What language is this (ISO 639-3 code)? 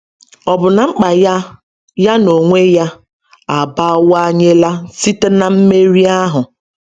ibo